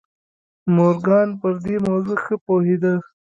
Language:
Pashto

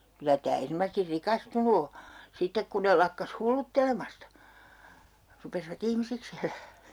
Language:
Finnish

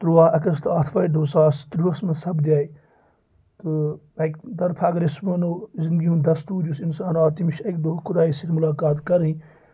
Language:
Kashmiri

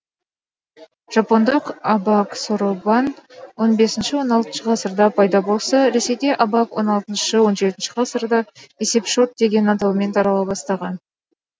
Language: Kazakh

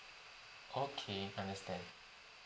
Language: English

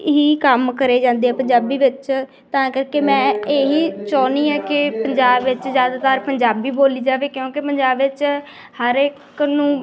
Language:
Punjabi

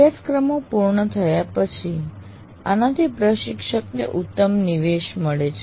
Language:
Gujarati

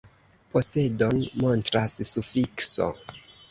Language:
Esperanto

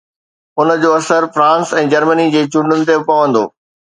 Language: Sindhi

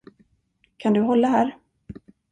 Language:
Swedish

